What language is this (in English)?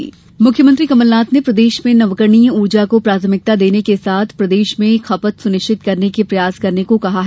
Hindi